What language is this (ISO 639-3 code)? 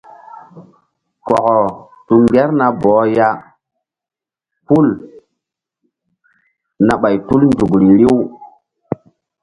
mdd